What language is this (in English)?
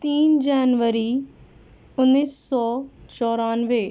Urdu